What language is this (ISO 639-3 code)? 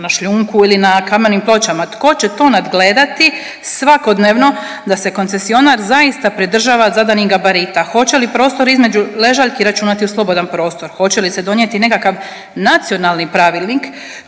hrv